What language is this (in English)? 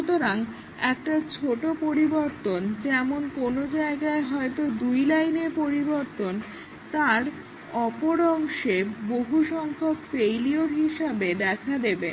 Bangla